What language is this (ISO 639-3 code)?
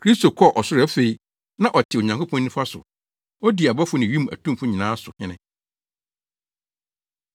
aka